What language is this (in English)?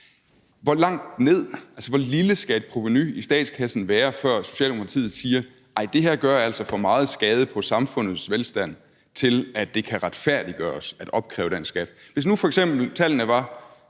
Danish